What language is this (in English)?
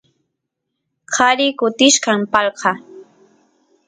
Santiago del Estero Quichua